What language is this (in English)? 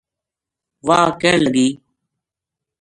Gujari